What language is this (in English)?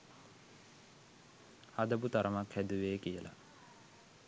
Sinhala